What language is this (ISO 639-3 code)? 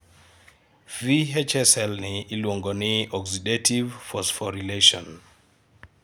luo